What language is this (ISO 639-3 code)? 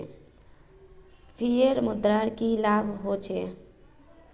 mag